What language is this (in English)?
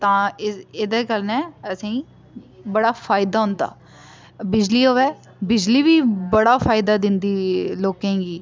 Dogri